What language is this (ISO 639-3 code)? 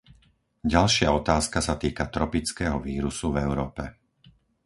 slk